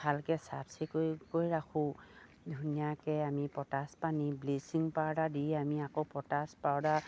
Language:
Assamese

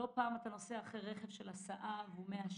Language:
Hebrew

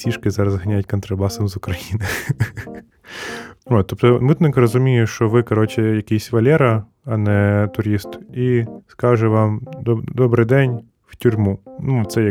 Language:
Ukrainian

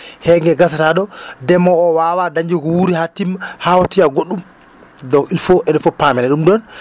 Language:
Fula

